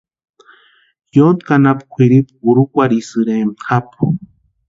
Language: Western Highland Purepecha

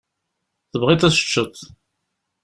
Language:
Kabyle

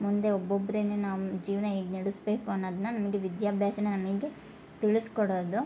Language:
Kannada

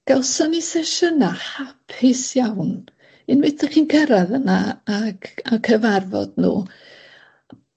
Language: Welsh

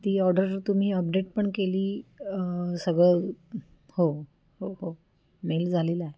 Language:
Marathi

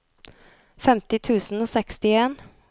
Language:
Norwegian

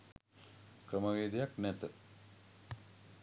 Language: Sinhala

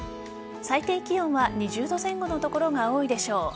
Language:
Japanese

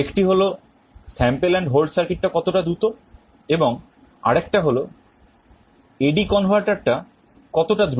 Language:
Bangla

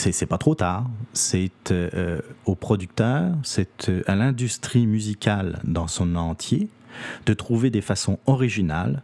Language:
French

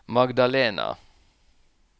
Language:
Norwegian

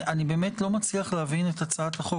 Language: Hebrew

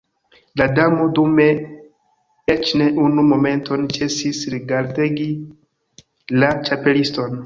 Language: Esperanto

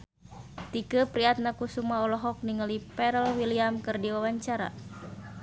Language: Sundanese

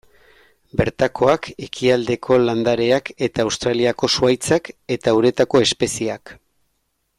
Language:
Basque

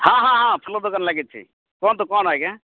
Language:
Odia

